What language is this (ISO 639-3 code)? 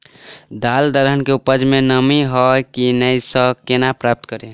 mai